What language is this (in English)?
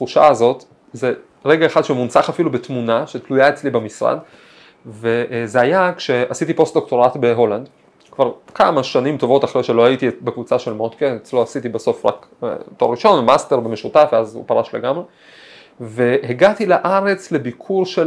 Hebrew